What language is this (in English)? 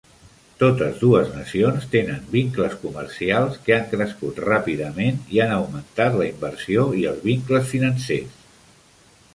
Catalan